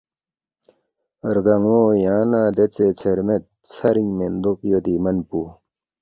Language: Balti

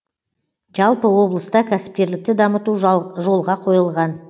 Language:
Kazakh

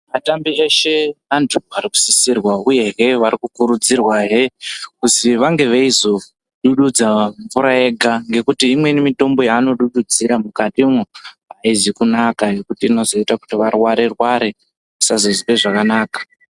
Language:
Ndau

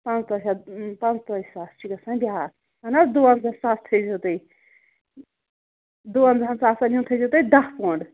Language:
Kashmiri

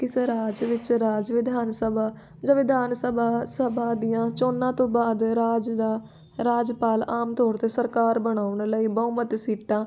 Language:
Punjabi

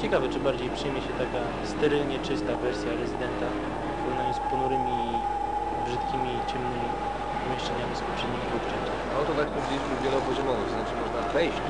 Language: Polish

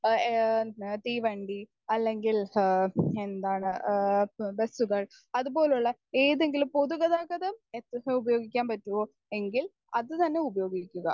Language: Malayalam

